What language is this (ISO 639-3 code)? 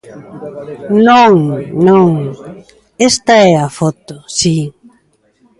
glg